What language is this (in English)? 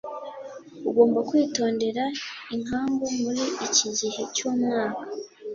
Kinyarwanda